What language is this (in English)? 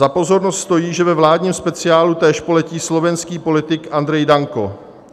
Czech